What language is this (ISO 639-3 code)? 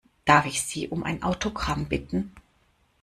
deu